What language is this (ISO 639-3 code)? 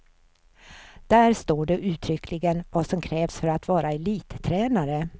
swe